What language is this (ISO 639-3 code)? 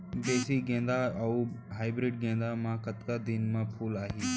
hne